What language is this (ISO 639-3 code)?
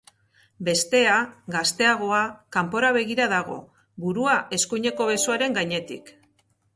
eus